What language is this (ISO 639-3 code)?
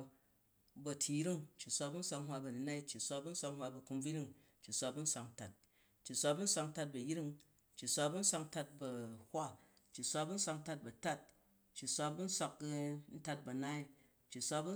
kaj